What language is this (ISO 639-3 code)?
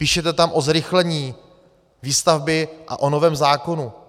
ces